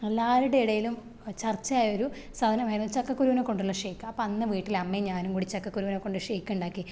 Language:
Malayalam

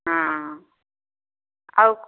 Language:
Odia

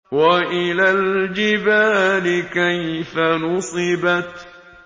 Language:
Arabic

